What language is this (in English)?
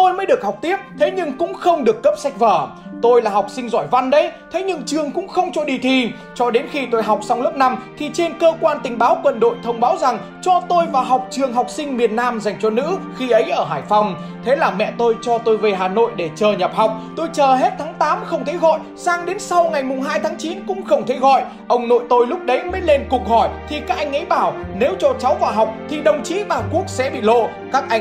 Vietnamese